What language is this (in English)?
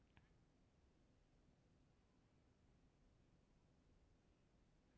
Bhojpuri